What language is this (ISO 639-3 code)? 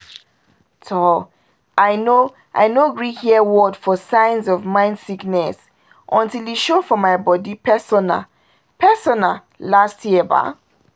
pcm